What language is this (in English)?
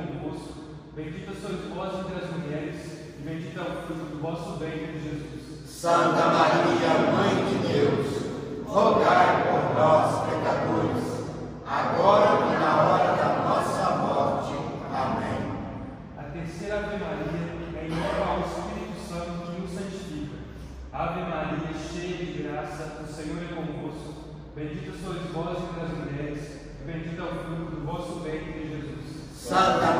Portuguese